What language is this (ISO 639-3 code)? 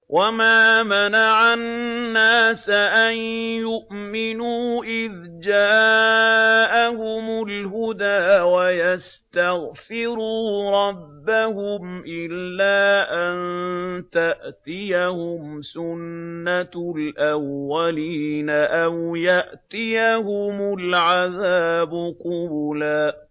ara